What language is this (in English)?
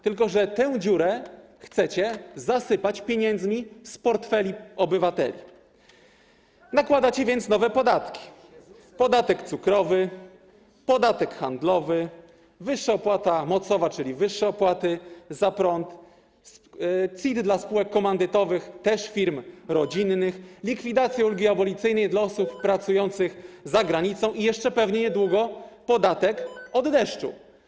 Polish